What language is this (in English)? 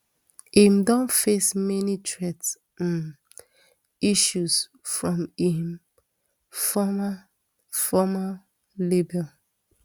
Nigerian Pidgin